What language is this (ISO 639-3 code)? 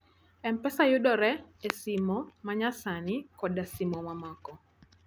luo